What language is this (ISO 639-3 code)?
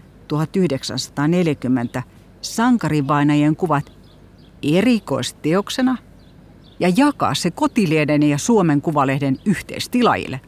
fin